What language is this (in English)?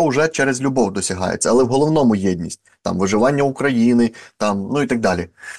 Ukrainian